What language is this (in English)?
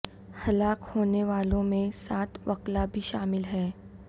Urdu